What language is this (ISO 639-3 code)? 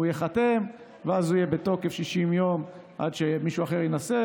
heb